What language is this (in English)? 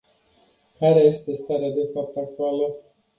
Romanian